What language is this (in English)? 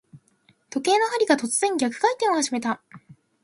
Japanese